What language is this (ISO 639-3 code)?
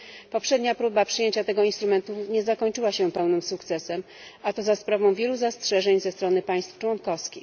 pol